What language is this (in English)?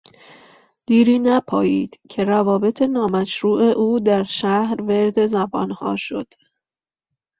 Persian